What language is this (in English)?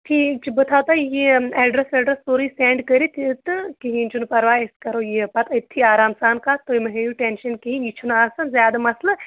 Kashmiri